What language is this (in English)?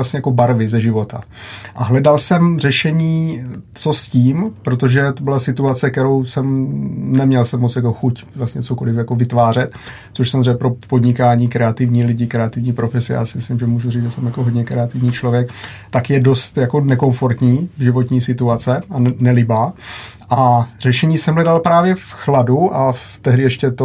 Czech